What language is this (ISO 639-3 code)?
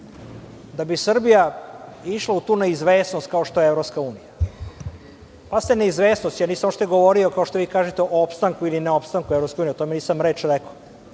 srp